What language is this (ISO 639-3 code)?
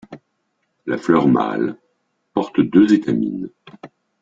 fra